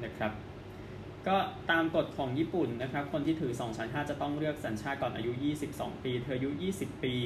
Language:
Thai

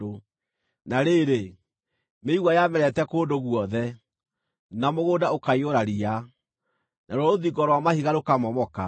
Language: Kikuyu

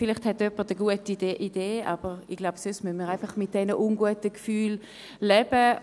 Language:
Swiss German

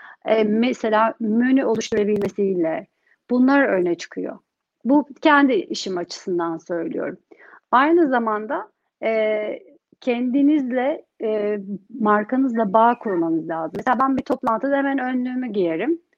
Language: Turkish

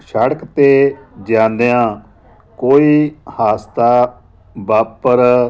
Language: Punjabi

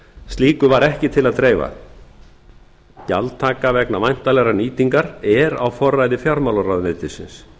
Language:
Icelandic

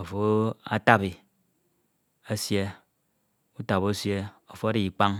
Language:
Ito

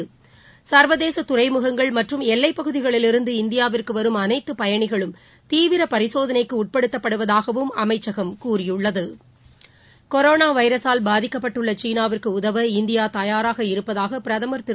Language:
Tamil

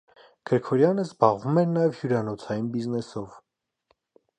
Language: Armenian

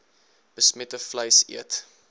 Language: Afrikaans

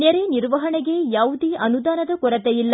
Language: Kannada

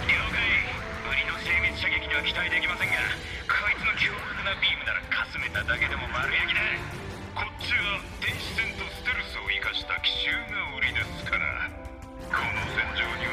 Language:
Japanese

